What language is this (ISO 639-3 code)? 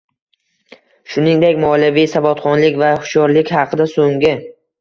uzb